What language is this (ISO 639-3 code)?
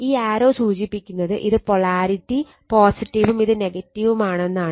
mal